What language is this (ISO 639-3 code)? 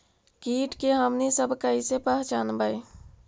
mag